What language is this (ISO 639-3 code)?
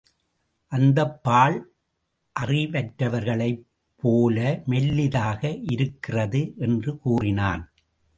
tam